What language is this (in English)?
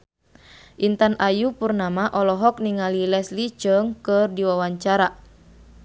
Sundanese